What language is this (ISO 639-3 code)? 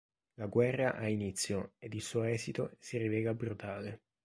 ita